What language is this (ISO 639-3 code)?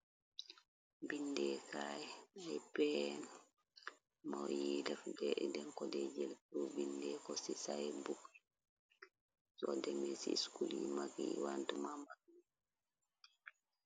wol